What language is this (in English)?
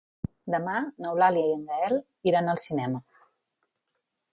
Catalan